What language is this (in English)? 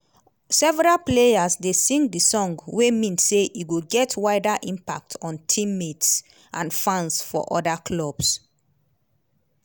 Nigerian Pidgin